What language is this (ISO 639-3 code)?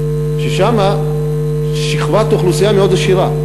heb